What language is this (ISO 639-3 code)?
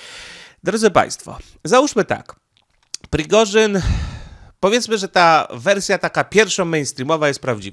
pol